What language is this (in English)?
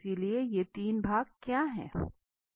Hindi